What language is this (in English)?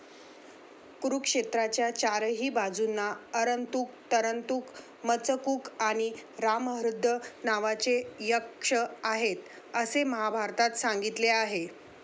Marathi